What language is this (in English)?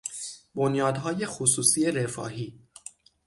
Persian